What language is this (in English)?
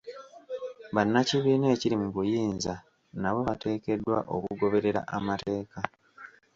Ganda